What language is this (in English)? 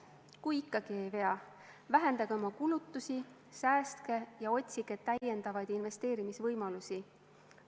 Estonian